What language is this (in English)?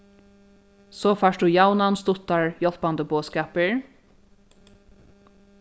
Faroese